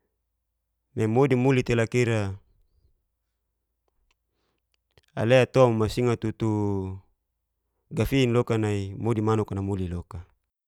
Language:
Geser-Gorom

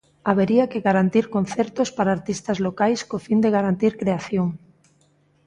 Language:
Galician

